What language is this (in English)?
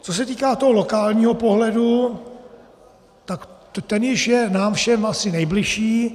Czech